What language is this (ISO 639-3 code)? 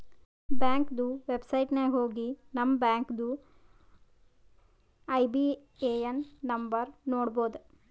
kan